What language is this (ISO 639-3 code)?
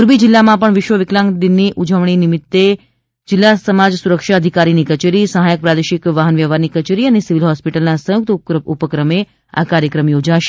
guj